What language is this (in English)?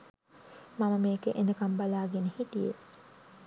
Sinhala